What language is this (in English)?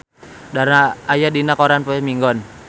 Sundanese